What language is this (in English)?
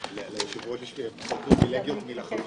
Hebrew